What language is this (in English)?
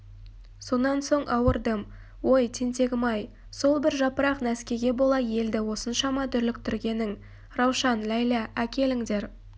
Kazakh